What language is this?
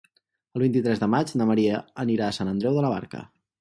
Catalan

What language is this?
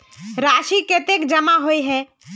Magahi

